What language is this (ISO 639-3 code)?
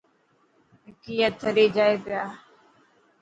mki